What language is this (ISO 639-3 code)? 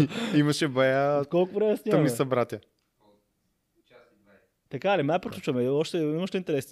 bul